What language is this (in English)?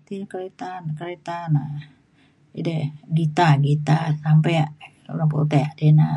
Mainstream Kenyah